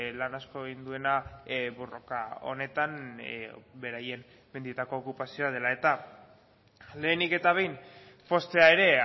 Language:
Basque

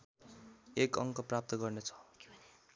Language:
Nepali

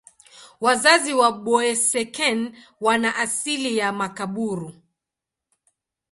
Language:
Swahili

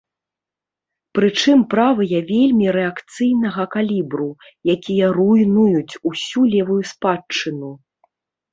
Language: Belarusian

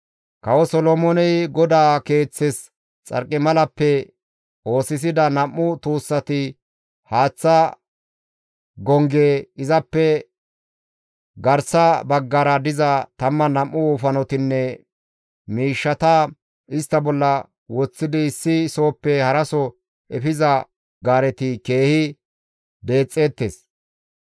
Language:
Gamo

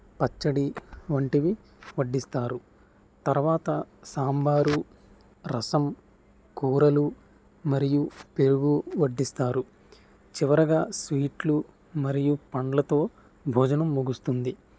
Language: Telugu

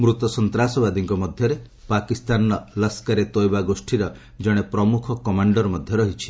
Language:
Odia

